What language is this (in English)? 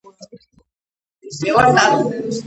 Georgian